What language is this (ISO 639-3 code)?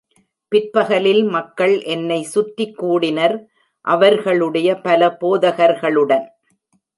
tam